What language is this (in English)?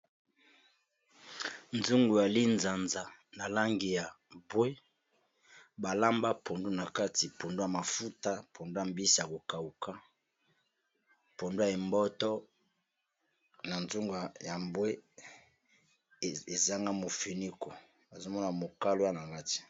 Lingala